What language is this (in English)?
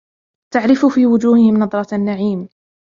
Arabic